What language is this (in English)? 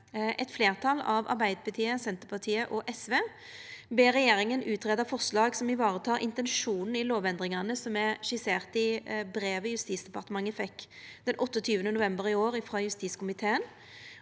Norwegian